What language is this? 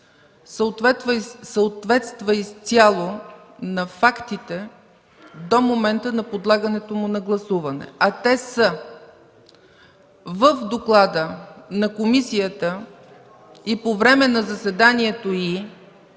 Bulgarian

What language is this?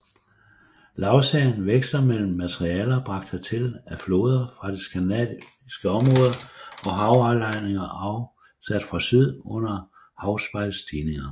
Danish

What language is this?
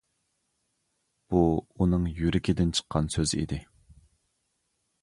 Uyghur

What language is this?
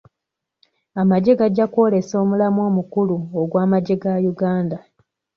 Ganda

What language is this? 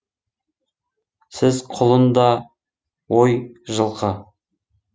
Kazakh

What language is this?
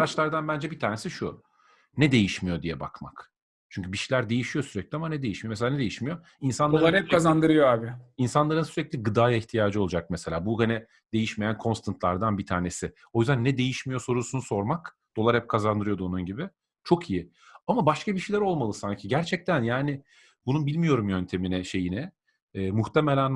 Turkish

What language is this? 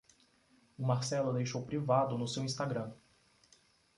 Portuguese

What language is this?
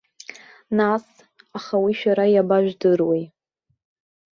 Abkhazian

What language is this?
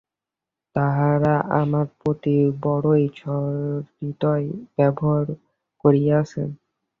Bangla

